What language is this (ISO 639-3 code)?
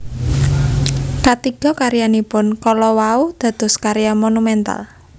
jav